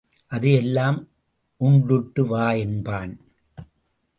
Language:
Tamil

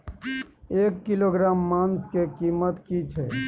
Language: Maithili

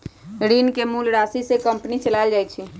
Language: Magahi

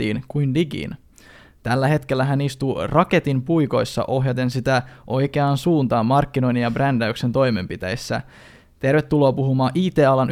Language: Finnish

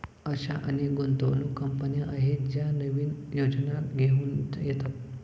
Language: Marathi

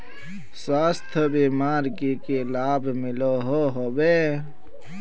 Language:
Magahi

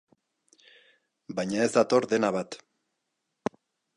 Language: Basque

